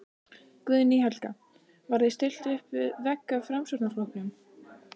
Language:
Icelandic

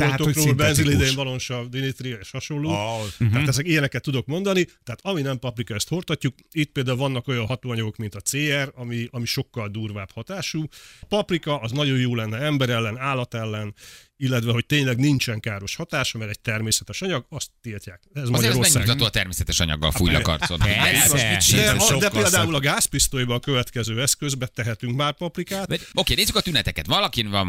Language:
Hungarian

